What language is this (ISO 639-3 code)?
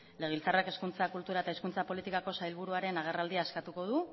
eus